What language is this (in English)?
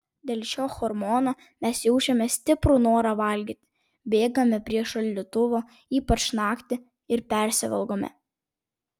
Lithuanian